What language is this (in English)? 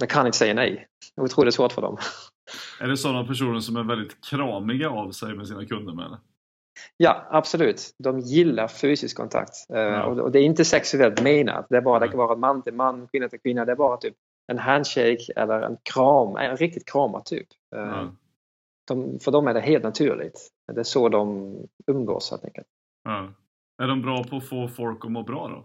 Swedish